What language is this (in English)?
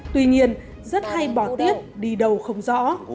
Vietnamese